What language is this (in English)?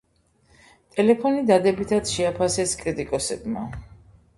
Georgian